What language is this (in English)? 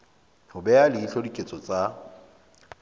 Southern Sotho